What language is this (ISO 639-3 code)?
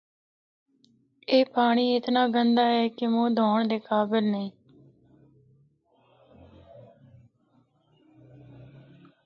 hno